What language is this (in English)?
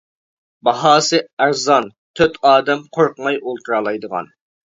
Uyghur